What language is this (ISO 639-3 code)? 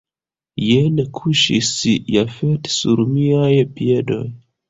epo